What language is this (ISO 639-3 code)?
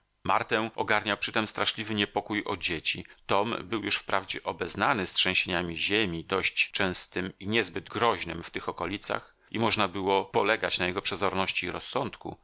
pol